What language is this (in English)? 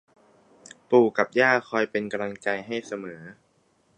Thai